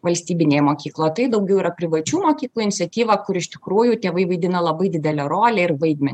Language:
Lithuanian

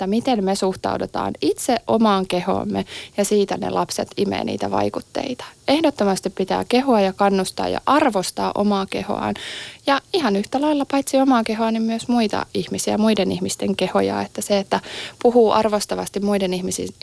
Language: Finnish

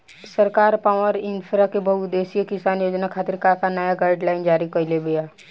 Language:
Bhojpuri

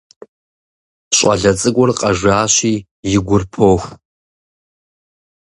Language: Kabardian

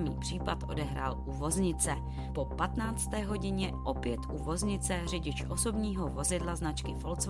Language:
Czech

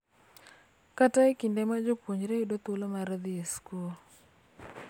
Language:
Luo (Kenya and Tanzania)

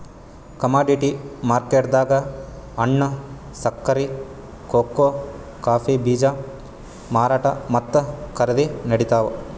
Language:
Kannada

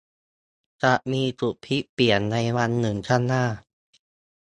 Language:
Thai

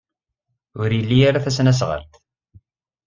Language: Kabyle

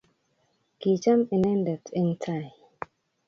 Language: Kalenjin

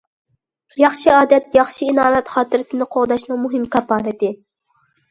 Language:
Uyghur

